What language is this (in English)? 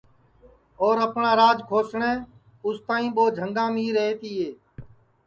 Sansi